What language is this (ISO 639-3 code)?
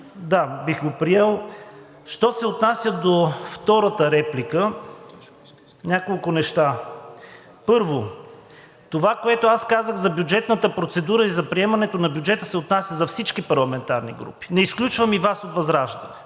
bul